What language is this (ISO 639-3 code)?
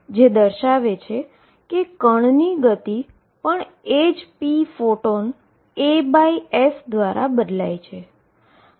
guj